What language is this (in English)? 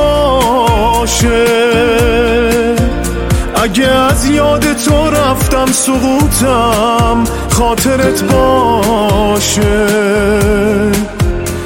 Persian